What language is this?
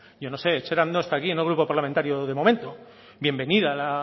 Spanish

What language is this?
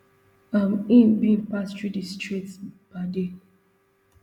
Nigerian Pidgin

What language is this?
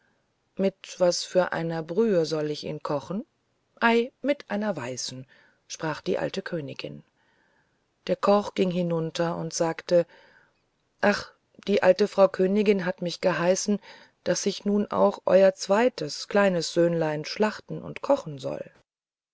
German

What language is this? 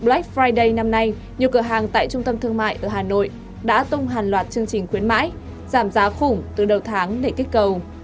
Vietnamese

